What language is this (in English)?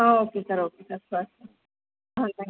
Tamil